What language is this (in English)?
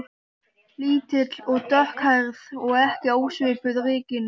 Icelandic